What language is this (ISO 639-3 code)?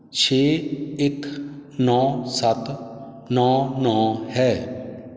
pan